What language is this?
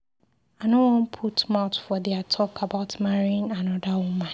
Nigerian Pidgin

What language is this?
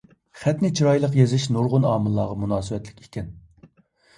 Uyghur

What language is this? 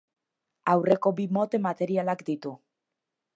Basque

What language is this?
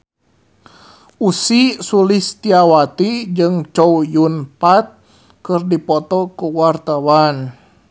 Sundanese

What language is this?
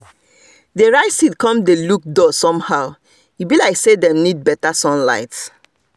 Nigerian Pidgin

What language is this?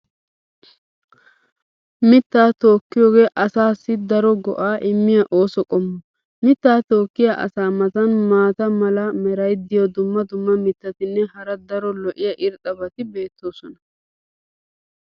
Wolaytta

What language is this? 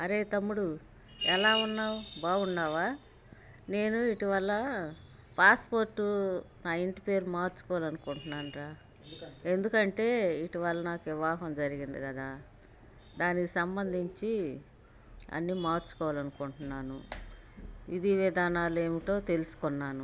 Telugu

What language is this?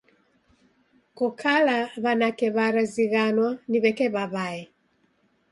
Taita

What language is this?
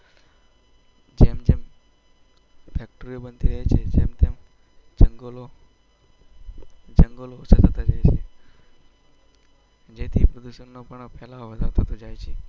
Gujarati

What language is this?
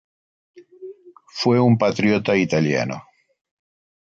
Spanish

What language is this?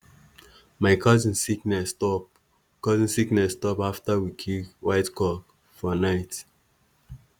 Nigerian Pidgin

